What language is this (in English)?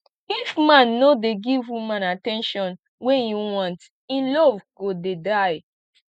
Nigerian Pidgin